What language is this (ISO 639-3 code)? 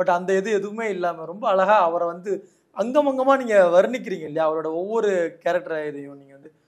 tam